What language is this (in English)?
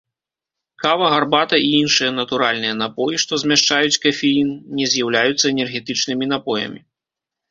Belarusian